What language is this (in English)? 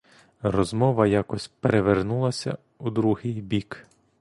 Ukrainian